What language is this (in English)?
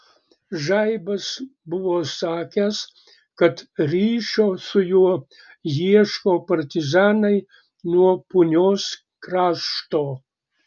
Lithuanian